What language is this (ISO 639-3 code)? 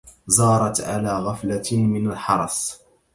ara